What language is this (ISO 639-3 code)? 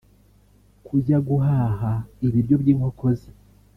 kin